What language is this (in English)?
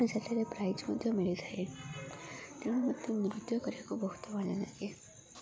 Odia